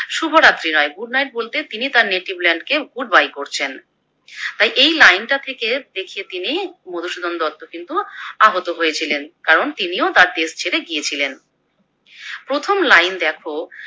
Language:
Bangla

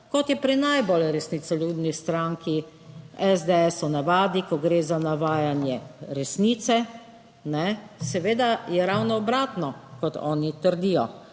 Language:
Slovenian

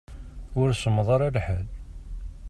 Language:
Kabyle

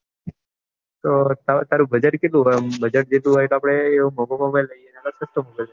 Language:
Gujarati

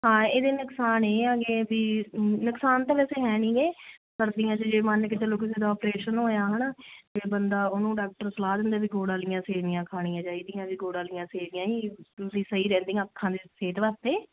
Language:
Punjabi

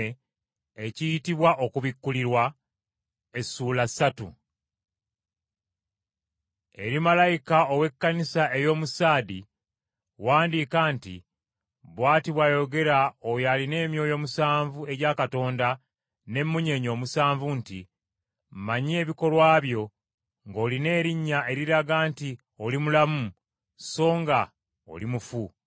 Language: Ganda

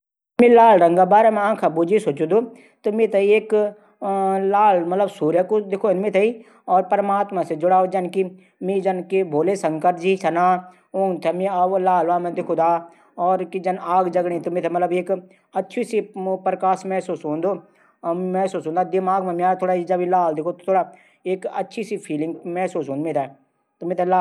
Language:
Garhwali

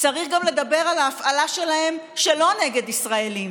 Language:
Hebrew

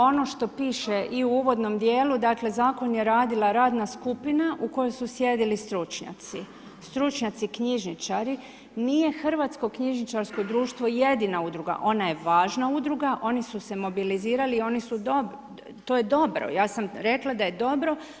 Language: Croatian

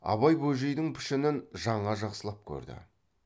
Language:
Kazakh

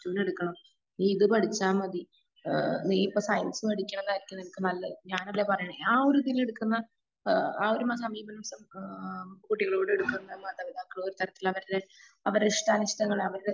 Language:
Malayalam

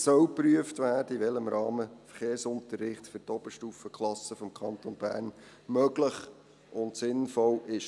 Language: Swiss German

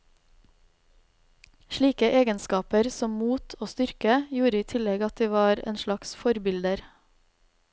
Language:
Norwegian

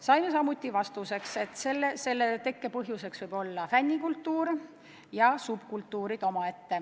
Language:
Estonian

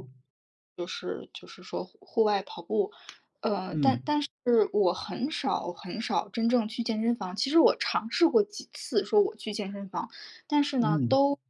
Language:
Chinese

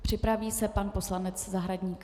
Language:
Czech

